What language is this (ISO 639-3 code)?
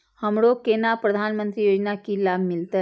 mai